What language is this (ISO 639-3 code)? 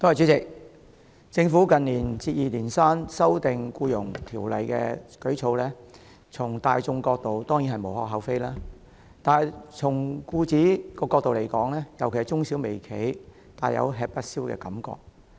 yue